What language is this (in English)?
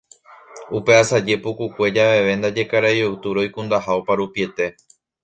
Guarani